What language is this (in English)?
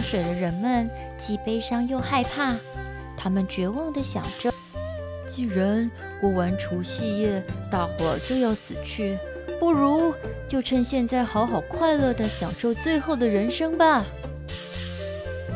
Chinese